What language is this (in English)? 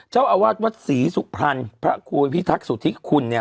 Thai